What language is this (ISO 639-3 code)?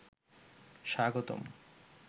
ben